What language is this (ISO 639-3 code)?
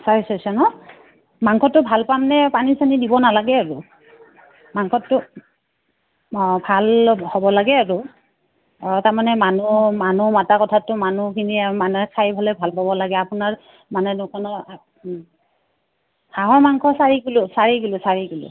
asm